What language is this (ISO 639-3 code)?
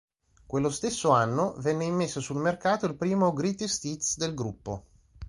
ita